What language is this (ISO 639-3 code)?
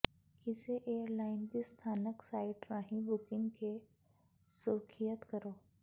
pan